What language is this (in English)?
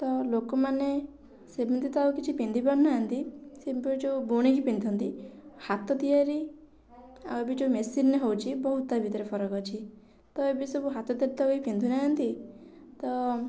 Odia